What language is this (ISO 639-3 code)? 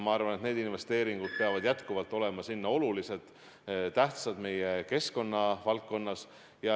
est